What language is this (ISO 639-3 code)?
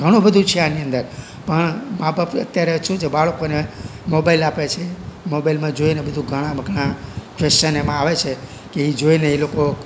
guj